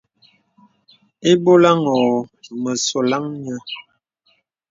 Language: Bebele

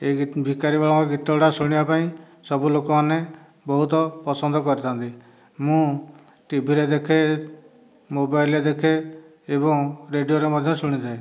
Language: Odia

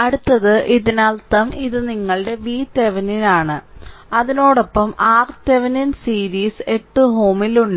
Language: Malayalam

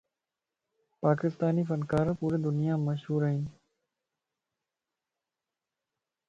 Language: Lasi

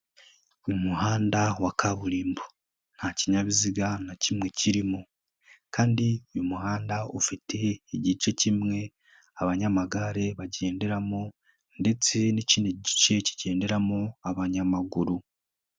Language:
Kinyarwanda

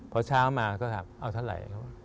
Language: Thai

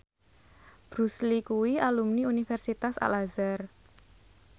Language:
Javanese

